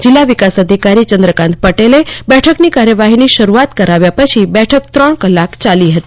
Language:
Gujarati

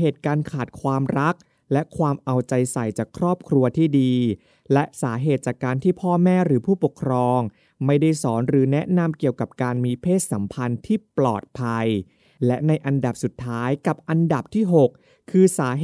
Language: Thai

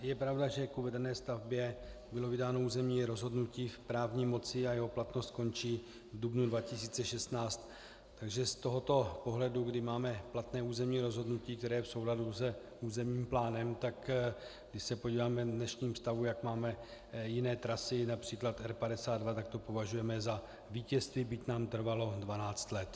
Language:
Czech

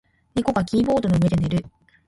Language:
Japanese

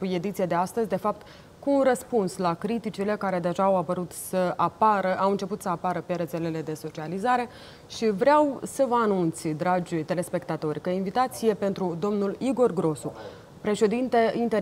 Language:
Romanian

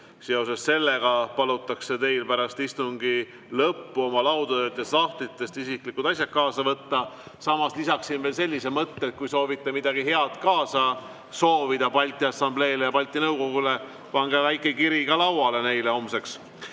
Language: Estonian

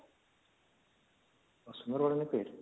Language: Odia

